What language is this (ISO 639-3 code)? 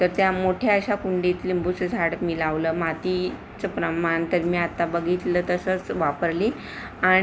mar